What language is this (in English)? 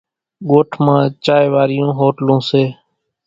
Kachi Koli